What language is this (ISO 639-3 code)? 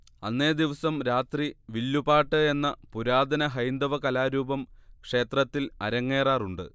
mal